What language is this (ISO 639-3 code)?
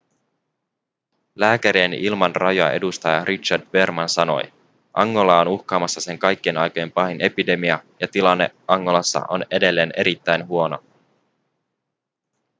fin